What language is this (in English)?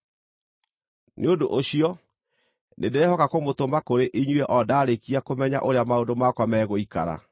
Kikuyu